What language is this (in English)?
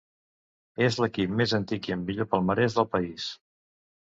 Catalan